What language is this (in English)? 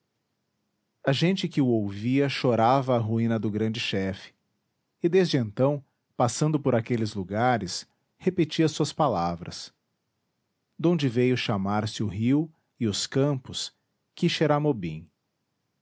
Portuguese